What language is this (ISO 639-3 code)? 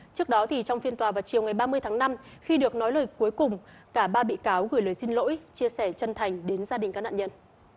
vie